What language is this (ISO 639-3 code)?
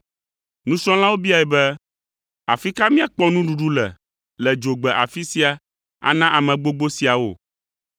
ewe